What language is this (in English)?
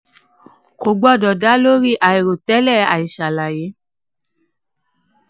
Yoruba